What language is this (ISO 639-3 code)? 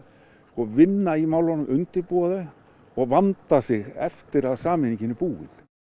isl